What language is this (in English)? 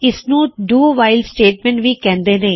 Punjabi